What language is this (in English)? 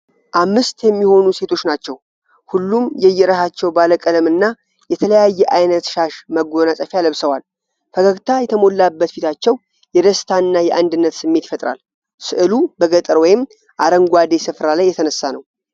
Amharic